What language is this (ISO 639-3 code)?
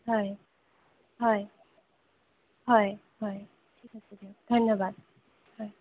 asm